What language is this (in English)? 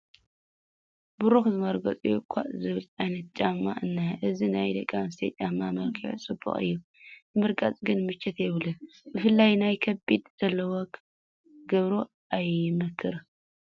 Tigrinya